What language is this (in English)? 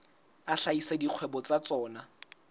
Southern Sotho